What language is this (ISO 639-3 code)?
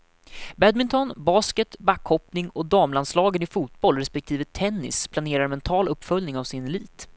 swe